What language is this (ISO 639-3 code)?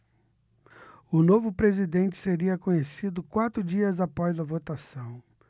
por